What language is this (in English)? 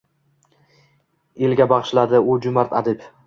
Uzbek